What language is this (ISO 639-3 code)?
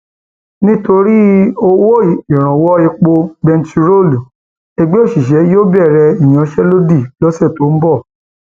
yor